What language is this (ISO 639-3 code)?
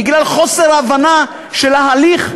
heb